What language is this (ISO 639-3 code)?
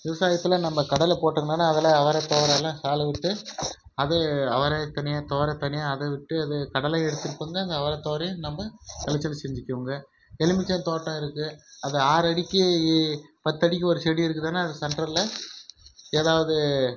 tam